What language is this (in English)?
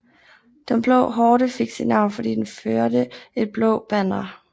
Danish